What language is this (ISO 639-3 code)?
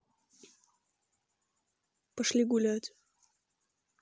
rus